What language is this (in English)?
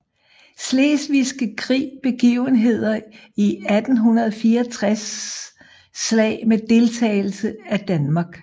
Danish